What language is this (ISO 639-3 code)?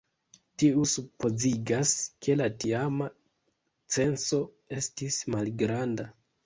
epo